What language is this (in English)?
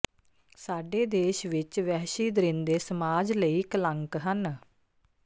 Punjabi